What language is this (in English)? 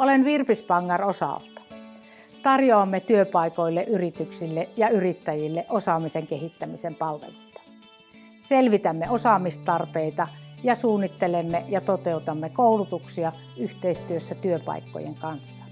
Finnish